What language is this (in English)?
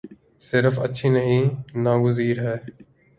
Urdu